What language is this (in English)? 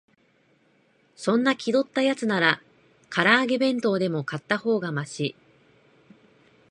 Japanese